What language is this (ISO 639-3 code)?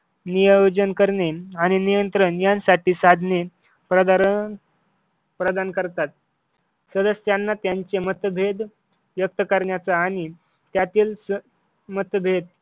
mar